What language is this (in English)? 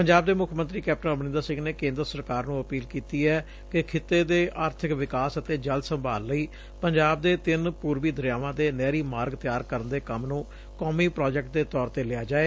Punjabi